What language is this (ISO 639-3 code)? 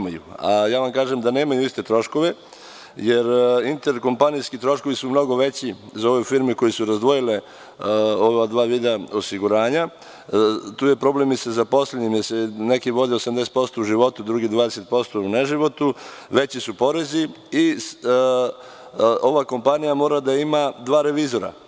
srp